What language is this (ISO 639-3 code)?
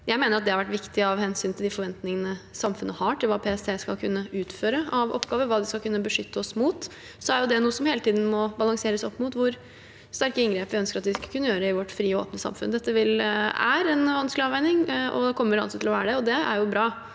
nor